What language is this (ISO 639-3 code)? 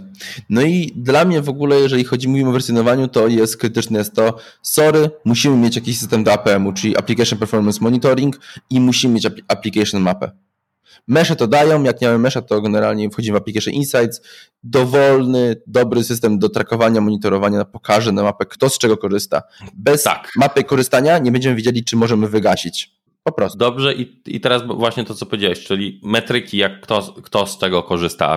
pol